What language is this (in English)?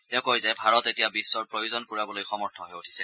Assamese